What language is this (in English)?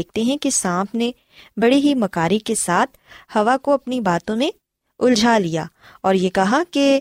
Urdu